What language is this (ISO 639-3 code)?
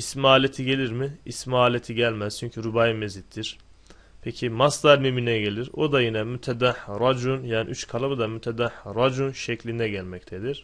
tur